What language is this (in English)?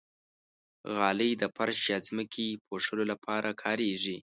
Pashto